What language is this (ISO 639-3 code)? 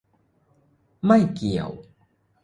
tha